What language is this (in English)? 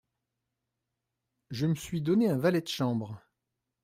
French